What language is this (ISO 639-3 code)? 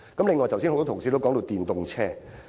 yue